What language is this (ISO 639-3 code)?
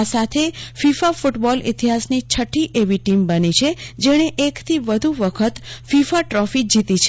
guj